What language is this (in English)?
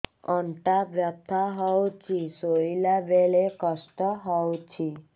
Odia